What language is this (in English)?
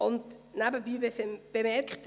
Swiss German